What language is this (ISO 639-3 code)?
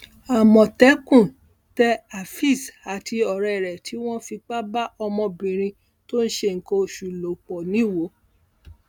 yor